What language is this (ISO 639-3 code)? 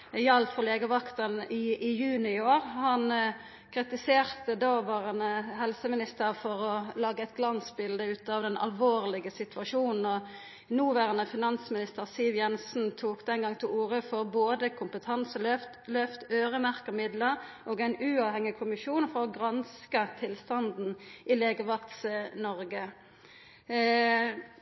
nno